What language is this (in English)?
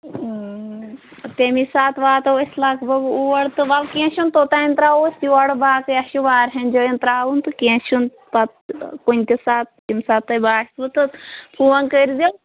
Kashmiri